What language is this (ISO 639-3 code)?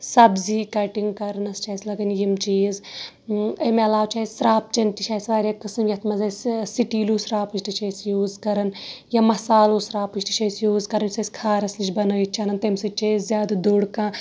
kas